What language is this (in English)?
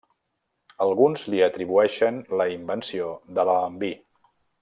Catalan